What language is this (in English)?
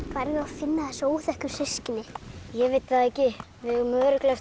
Icelandic